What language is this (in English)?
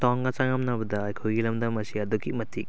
Manipuri